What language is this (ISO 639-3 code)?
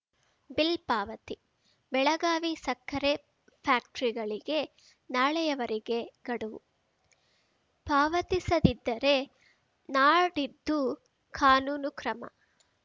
kan